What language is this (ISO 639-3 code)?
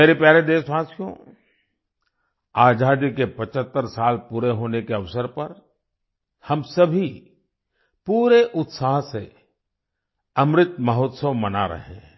hin